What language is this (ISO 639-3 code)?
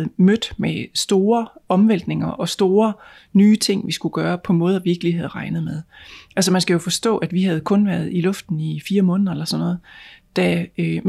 dan